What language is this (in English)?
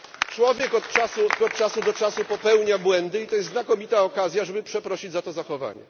Polish